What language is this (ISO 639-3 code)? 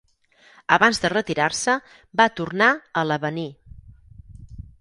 cat